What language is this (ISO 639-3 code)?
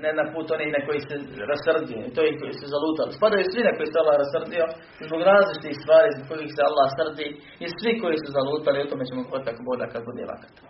hrv